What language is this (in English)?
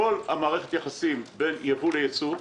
Hebrew